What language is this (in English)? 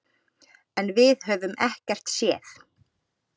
Icelandic